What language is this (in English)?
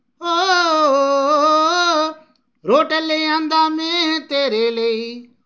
Dogri